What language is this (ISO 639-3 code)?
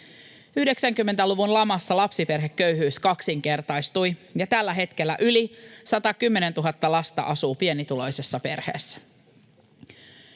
fin